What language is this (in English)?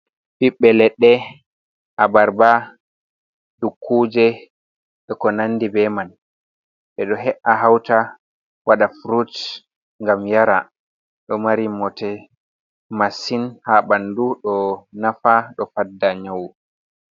Fula